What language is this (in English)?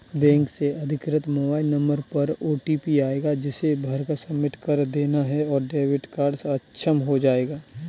Hindi